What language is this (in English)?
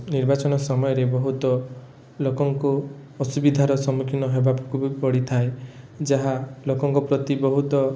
Odia